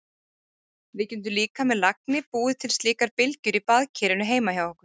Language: Icelandic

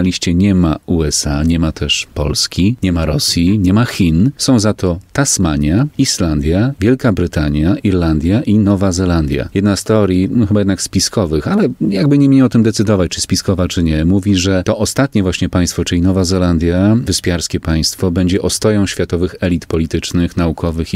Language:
Polish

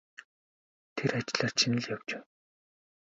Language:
Mongolian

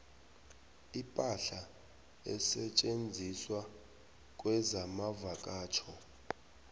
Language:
South Ndebele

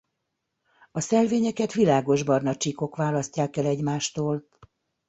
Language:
Hungarian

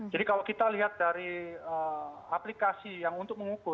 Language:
Indonesian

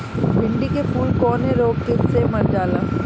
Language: Bhojpuri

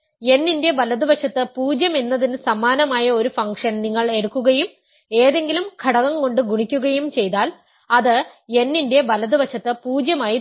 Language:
Malayalam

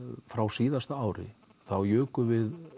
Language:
Icelandic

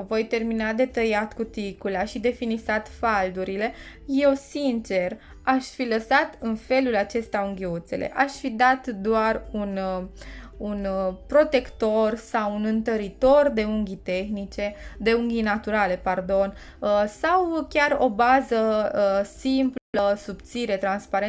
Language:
Romanian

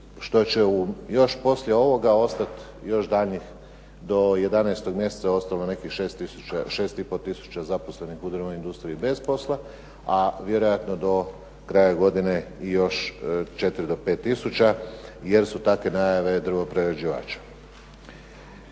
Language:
Croatian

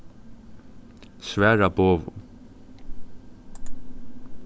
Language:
Faroese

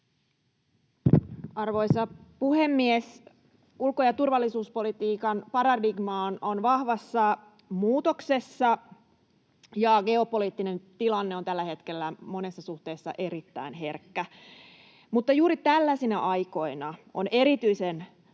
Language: Finnish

